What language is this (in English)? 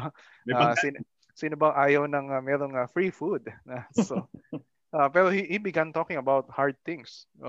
Filipino